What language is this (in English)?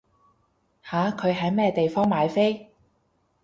Cantonese